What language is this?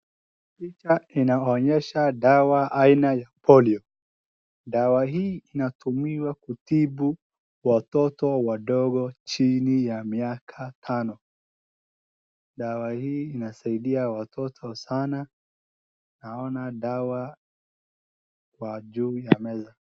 Swahili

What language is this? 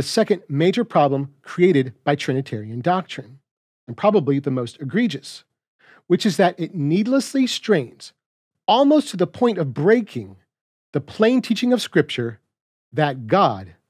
English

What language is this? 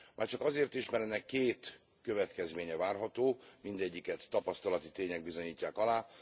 Hungarian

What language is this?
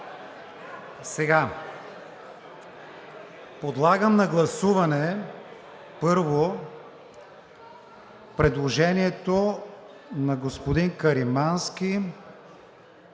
Bulgarian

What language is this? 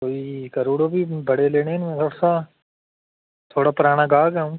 Dogri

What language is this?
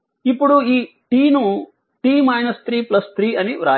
Telugu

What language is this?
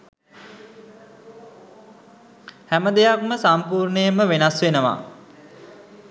Sinhala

